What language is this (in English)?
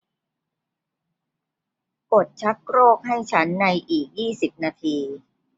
Thai